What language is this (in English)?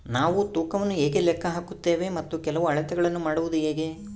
Kannada